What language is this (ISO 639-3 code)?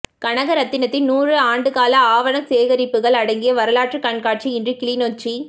tam